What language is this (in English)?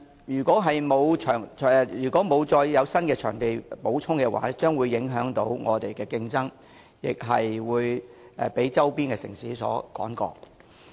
Cantonese